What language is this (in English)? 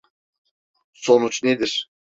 Turkish